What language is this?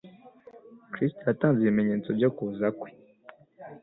Kinyarwanda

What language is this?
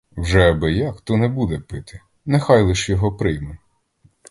Ukrainian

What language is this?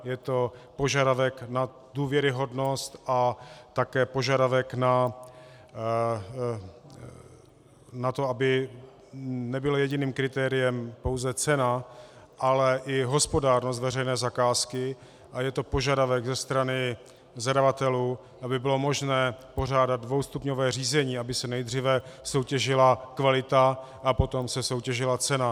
Czech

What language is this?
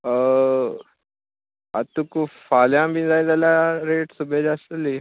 Konkani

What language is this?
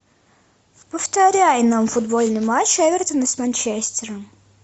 Russian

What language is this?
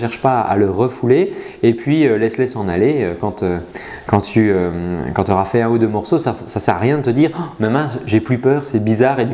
French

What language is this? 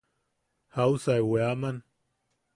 Yaqui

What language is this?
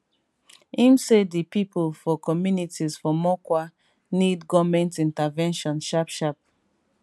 Nigerian Pidgin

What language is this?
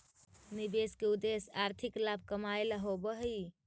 Magahi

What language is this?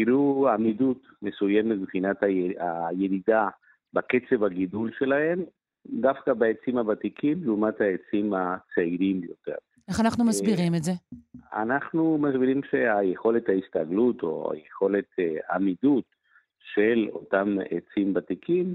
Hebrew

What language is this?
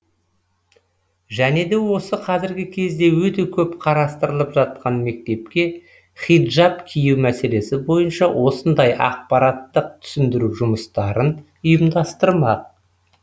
Kazakh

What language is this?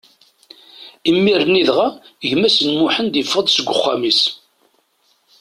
Kabyle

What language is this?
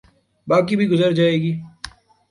Urdu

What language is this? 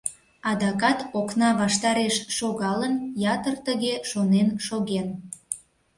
Mari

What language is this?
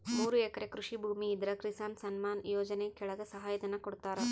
Kannada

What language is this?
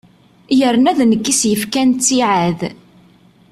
Kabyle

